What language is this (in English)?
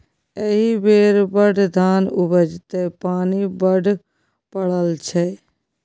Maithili